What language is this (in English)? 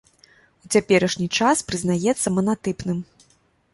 Belarusian